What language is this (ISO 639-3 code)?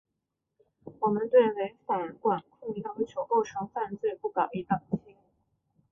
zho